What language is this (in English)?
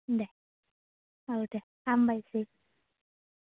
Bodo